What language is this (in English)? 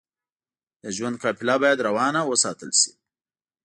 Pashto